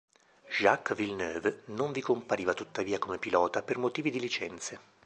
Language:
Italian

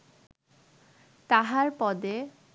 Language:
Bangla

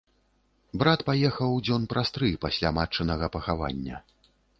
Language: Belarusian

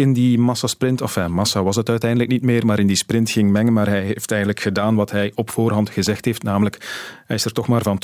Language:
Dutch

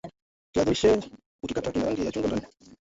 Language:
Swahili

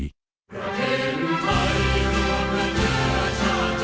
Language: Thai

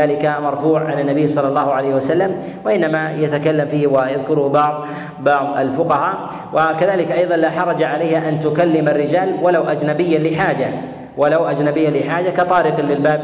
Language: Arabic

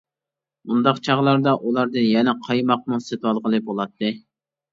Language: Uyghur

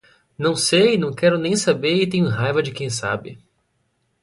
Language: Portuguese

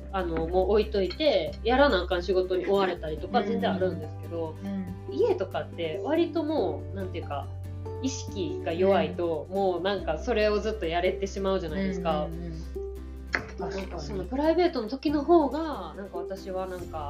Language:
Japanese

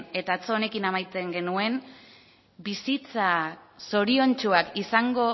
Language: Basque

